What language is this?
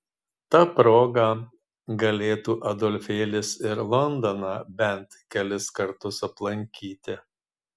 Lithuanian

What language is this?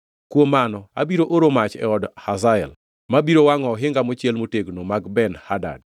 Luo (Kenya and Tanzania)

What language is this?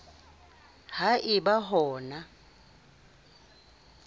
Southern Sotho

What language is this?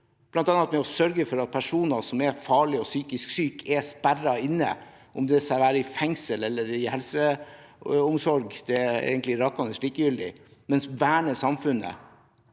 Norwegian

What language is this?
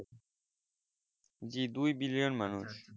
Bangla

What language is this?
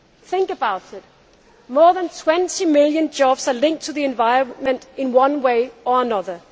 English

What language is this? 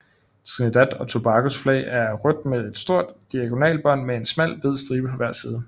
Danish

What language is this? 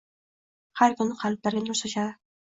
Uzbek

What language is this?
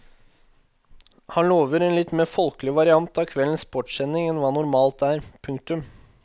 Norwegian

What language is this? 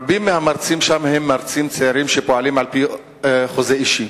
Hebrew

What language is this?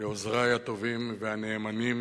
Hebrew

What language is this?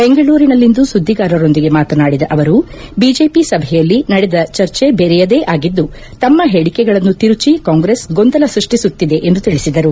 Kannada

